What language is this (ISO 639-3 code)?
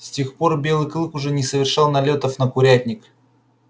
rus